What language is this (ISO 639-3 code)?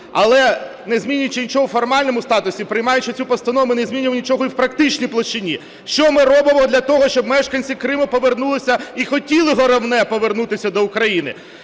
ukr